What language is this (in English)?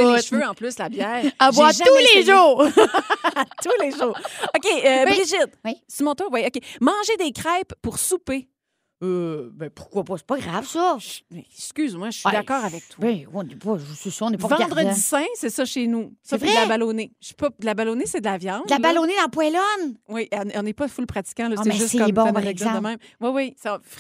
French